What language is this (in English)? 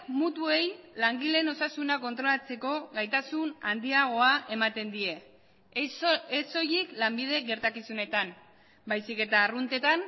Basque